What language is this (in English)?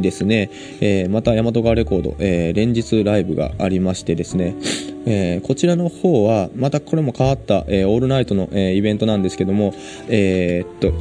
Japanese